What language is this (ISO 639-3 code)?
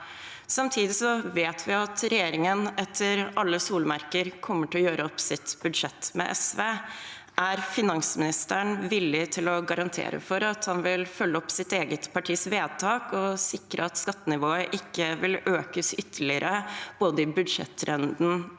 nor